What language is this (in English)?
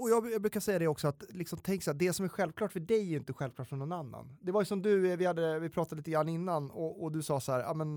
Swedish